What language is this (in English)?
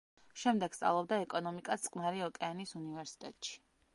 Georgian